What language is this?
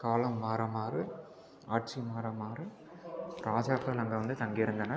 Tamil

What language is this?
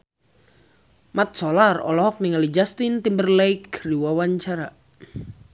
Sundanese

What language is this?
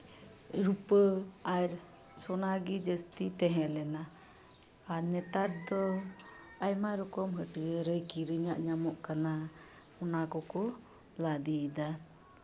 Santali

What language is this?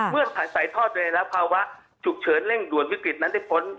Thai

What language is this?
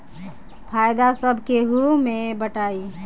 Bhojpuri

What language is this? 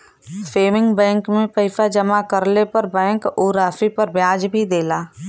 Bhojpuri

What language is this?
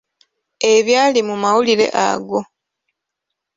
Ganda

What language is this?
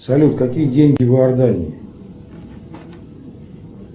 Russian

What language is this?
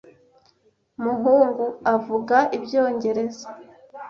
Kinyarwanda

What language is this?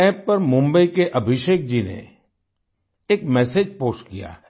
Hindi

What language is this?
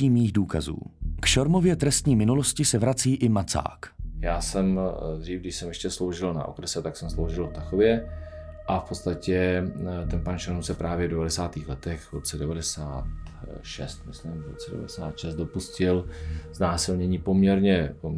Czech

